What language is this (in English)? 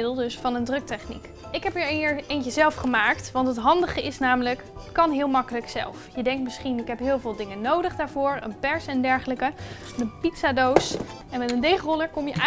Dutch